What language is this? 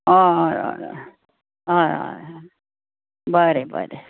Konkani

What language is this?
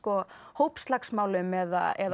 Icelandic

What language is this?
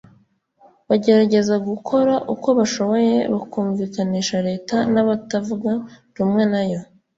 Kinyarwanda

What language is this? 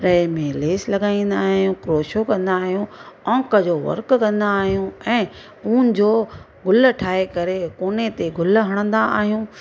Sindhi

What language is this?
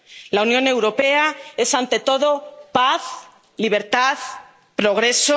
Spanish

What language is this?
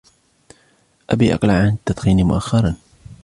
Arabic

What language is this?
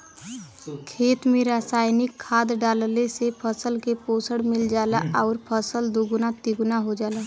Bhojpuri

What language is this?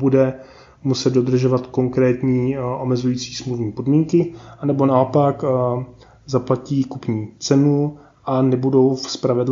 Czech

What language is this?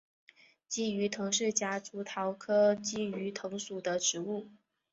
Chinese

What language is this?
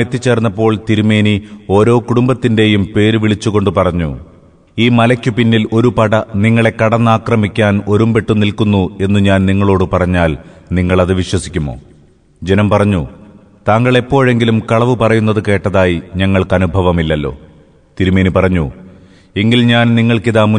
Malayalam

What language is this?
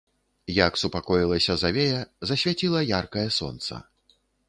Belarusian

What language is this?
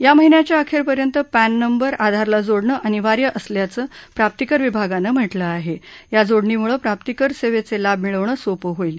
Marathi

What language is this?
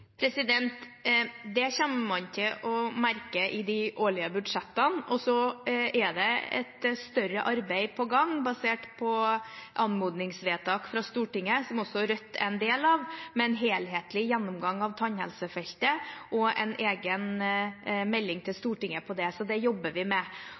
Norwegian Bokmål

